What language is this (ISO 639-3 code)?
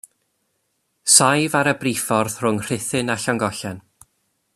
cym